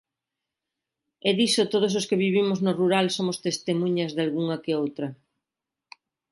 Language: Galician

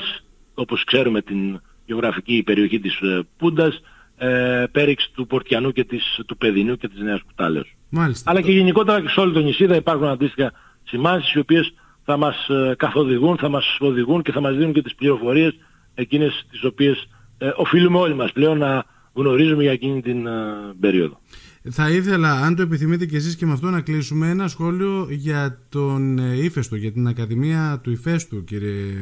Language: Greek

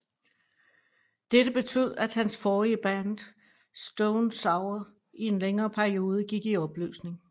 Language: Danish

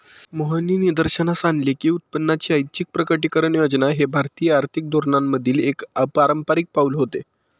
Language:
Marathi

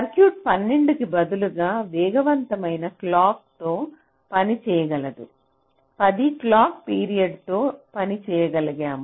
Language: Telugu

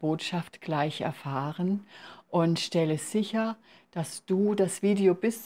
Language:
German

